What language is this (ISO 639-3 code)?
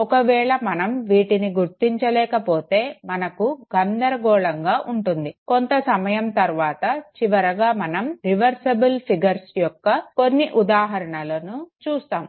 tel